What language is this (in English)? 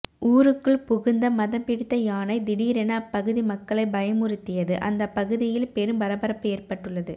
Tamil